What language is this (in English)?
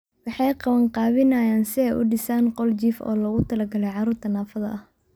Somali